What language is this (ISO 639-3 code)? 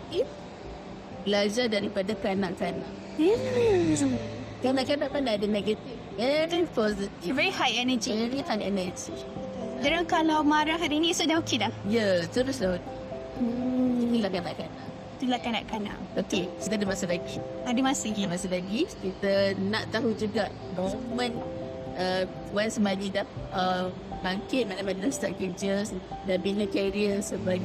msa